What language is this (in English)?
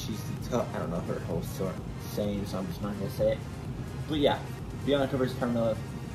English